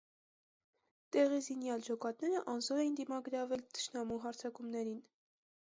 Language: Armenian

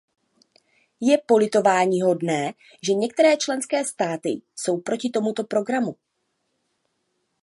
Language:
Czech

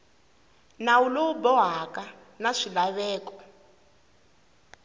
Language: Tsonga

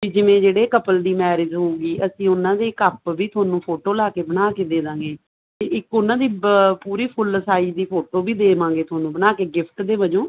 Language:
Punjabi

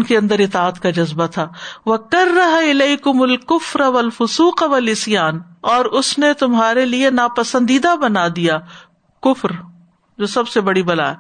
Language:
Urdu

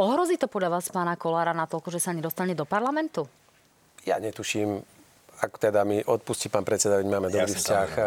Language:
Slovak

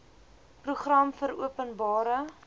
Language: Afrikaans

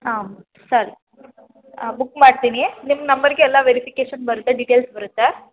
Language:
Kannada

